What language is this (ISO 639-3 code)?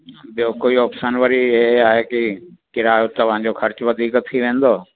snd